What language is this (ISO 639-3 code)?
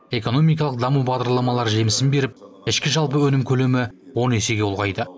kaz